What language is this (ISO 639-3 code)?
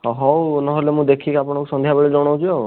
ori